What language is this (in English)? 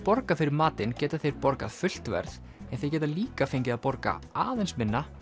Icelandic